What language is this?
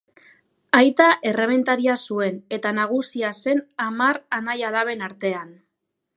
Basque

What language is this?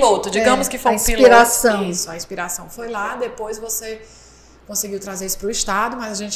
Portuguese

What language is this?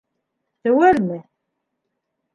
Bashkir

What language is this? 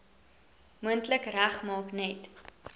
Afrikaans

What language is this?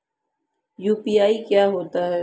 Hindi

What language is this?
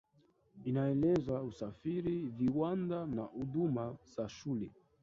Swahili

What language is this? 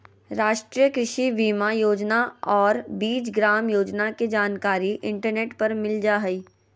Magahi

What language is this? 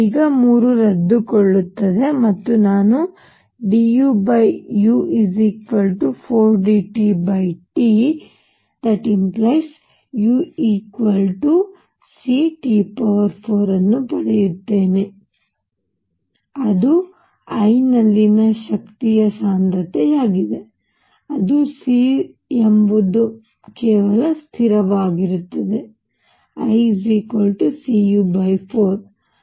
Kannada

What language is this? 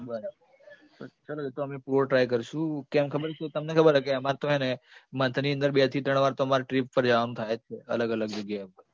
Gujarati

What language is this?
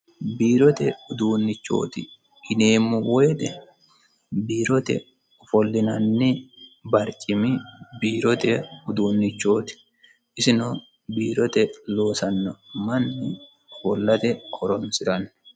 Sidamo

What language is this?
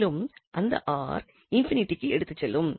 Tamil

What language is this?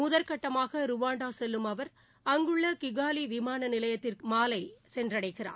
Tamil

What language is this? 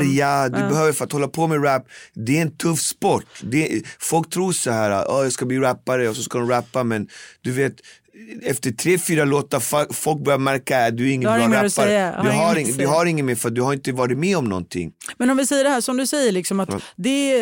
Swedish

